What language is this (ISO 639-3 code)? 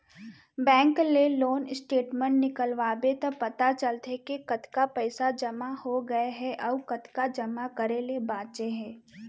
hne